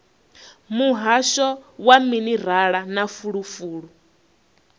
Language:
Venda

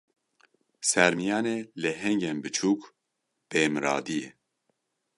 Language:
Kurdish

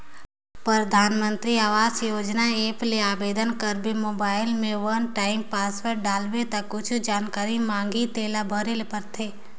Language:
Chhattisgarhi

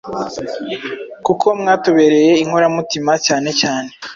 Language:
Kinyarwanda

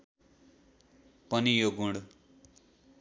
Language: Nepali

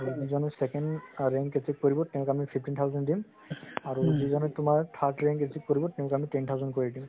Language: Assamese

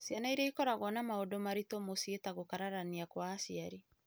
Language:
Kikuyu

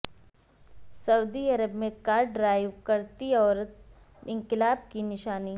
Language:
Urdu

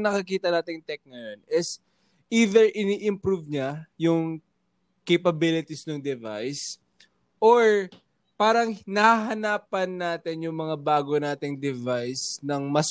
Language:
Filipino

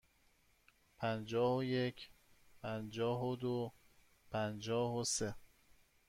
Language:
Persian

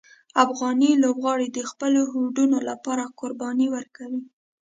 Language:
Pashto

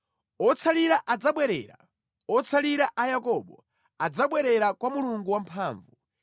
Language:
Nyanja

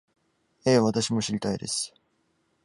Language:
Japanese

